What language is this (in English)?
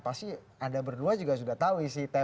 Indonesian